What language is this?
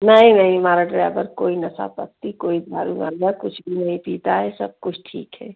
Hindi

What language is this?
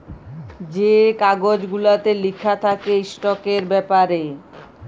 Bangla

